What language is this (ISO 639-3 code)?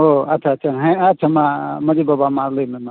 sat